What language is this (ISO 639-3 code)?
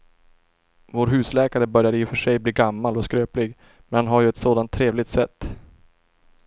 swe